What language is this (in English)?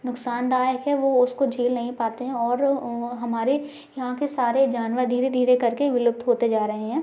Hindi